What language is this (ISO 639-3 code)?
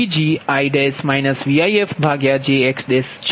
guj